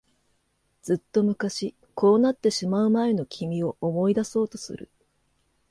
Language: Japanese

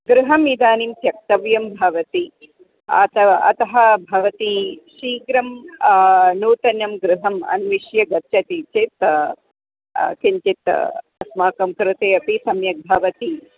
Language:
Sanskrit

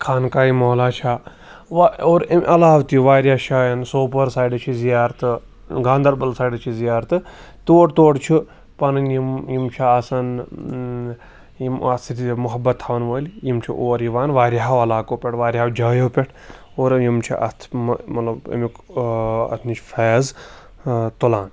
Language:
Kashmiri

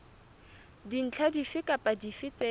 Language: Southern Sotho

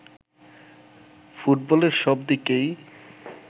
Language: Bangla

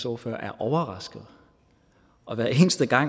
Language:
Danish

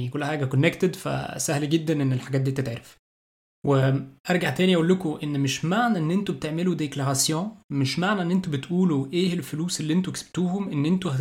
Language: Arabic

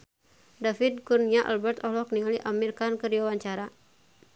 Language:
Sundanese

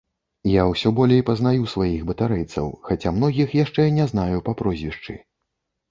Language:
Belarusian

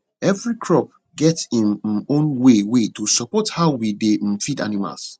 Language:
Nigerian Pidgin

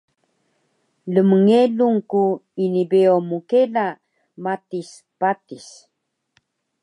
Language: Taroko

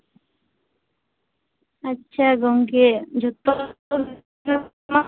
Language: Santali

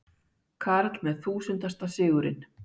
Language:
Icelandic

